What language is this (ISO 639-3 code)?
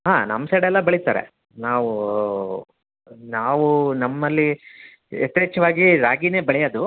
kan